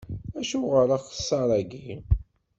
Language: Kabyle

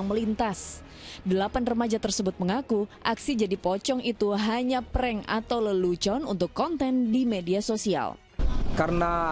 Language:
Indonesian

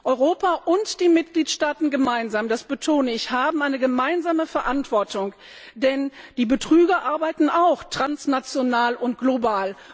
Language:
German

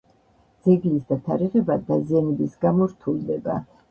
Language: Georgian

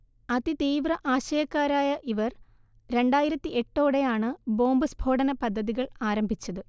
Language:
Malayalam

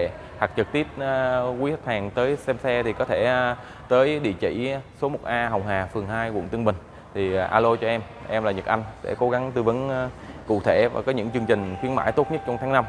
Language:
Vietnamese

